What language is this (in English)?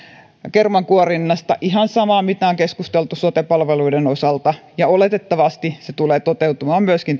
Finnish